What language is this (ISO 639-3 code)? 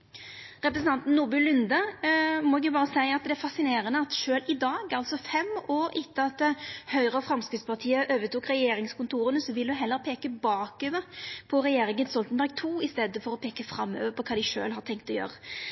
nno